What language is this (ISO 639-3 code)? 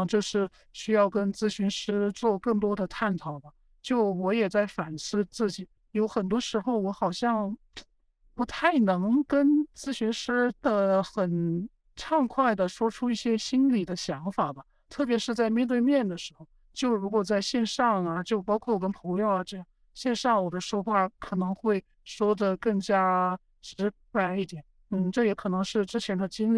zho